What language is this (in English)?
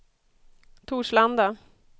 Swedish